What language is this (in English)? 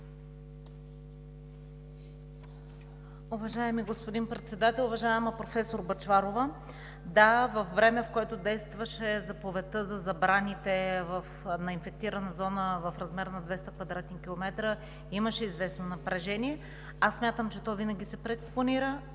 Bulgarian